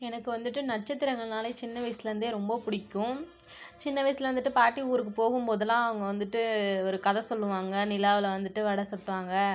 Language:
Tamil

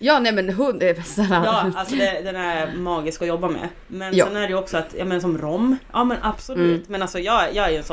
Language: Swedish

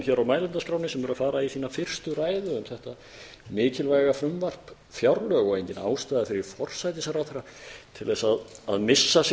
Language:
Icelandic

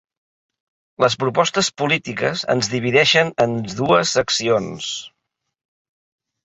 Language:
Catalan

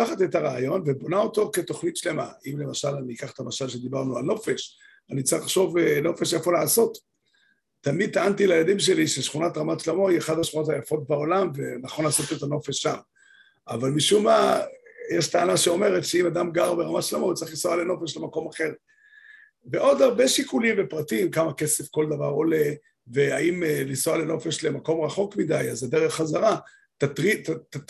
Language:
Hebrew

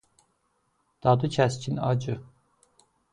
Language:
Azerbaijani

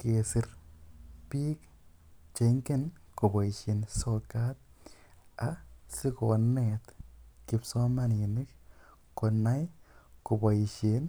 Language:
Kalenjin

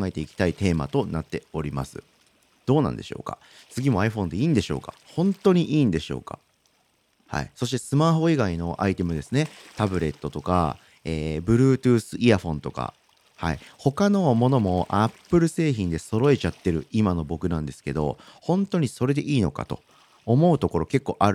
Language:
Japanese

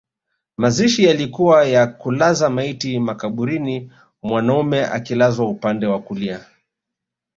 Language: Swahili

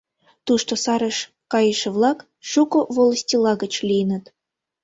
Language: Mari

